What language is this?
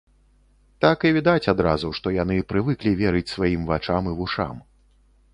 Belarusian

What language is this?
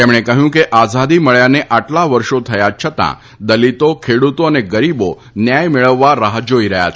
Gujarati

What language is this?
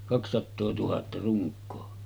Finnish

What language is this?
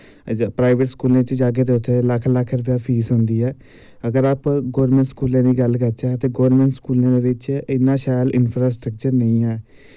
Dogri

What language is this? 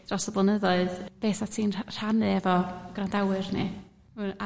Welsh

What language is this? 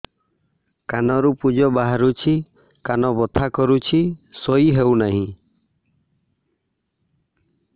Odia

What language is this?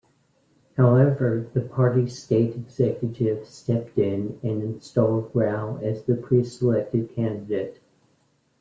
English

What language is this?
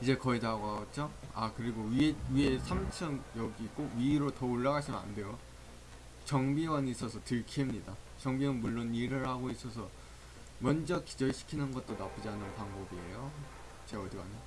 Korean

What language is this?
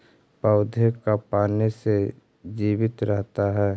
Magahi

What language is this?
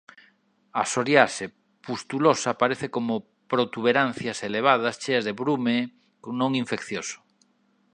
Galician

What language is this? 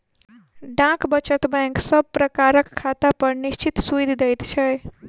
Maithili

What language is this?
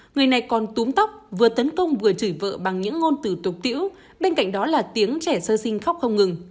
Vietnamese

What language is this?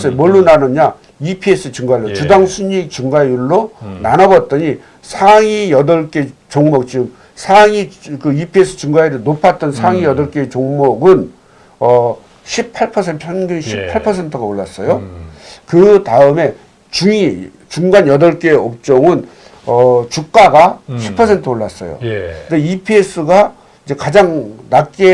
Korean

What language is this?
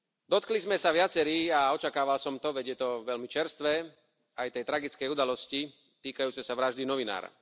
Slovak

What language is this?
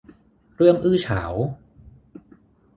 Thai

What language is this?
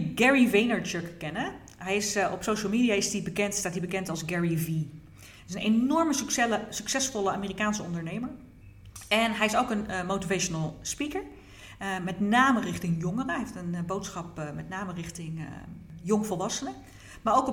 Dutch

